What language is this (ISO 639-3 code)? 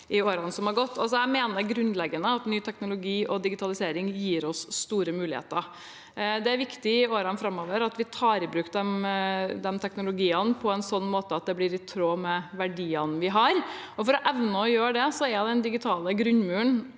nor